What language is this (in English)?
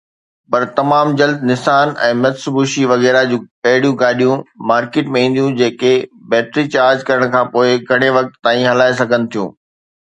Sindhi